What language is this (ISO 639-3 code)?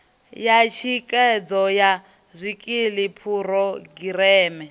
ven